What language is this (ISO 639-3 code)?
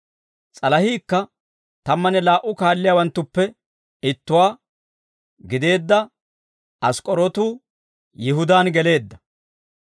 dwr